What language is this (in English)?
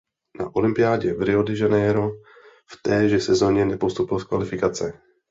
Czech